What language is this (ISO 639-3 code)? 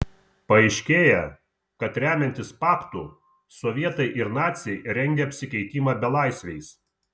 lit